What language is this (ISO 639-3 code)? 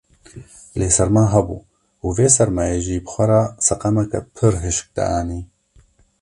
kur